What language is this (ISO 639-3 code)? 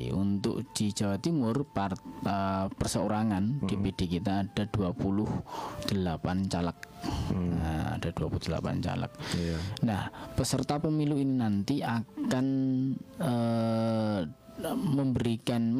ind